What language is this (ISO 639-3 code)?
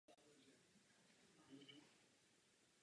ces